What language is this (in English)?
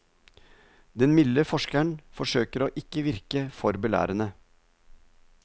Norwegian